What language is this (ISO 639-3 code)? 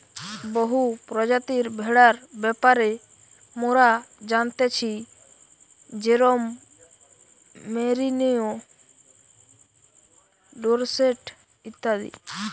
ben